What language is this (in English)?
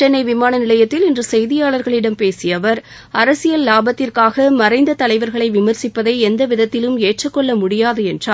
Tamil